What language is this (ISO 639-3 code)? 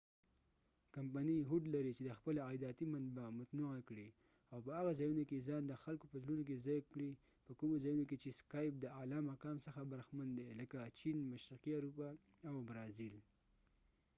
pus